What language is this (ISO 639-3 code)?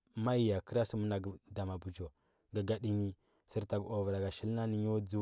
hbb